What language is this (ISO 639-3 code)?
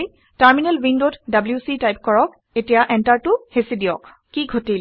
asm